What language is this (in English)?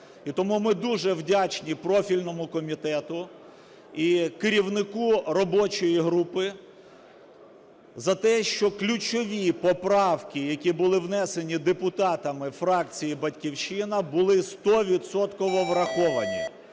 Ukrainian